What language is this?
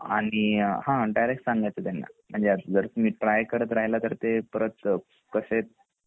Marathi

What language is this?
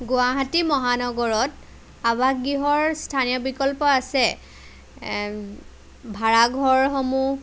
Assamese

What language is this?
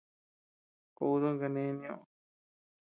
Tepeuxila Cuicatec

